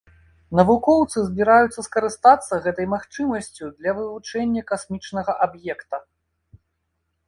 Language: Belarusian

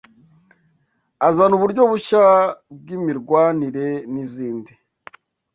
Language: Kinyarwanda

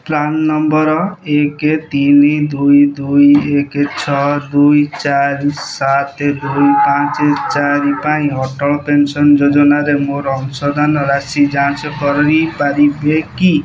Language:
Odia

